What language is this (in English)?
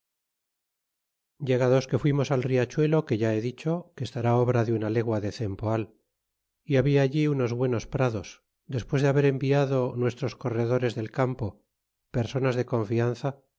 Spanish